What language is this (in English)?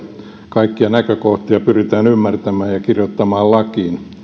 Finnish